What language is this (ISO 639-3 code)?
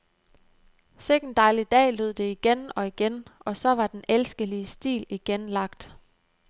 dan